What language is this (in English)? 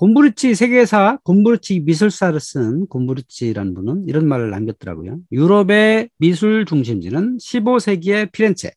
Korean